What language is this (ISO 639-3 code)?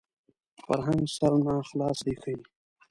pus